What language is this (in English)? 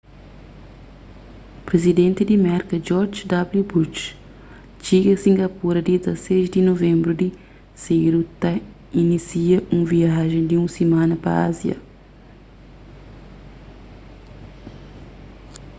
Kabuverdianu